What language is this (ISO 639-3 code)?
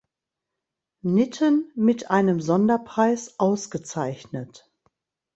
deu